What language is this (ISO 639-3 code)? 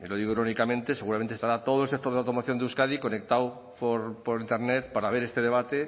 spa